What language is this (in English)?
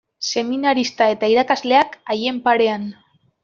Basque